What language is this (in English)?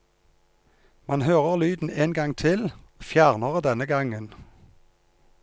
Norwegian